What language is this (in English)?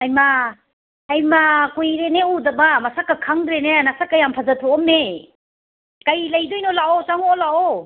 Manipuri